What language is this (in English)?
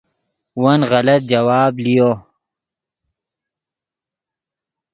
Yidgha